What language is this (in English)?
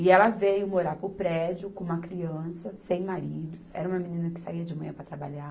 Portuguese